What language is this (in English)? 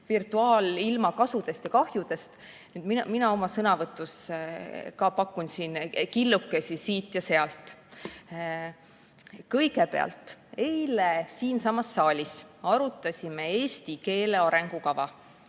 Estonian